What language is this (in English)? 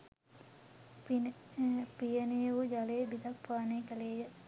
Sinhala